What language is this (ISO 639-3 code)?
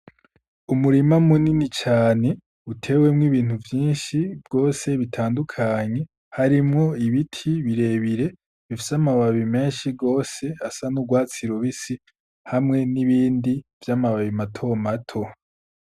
run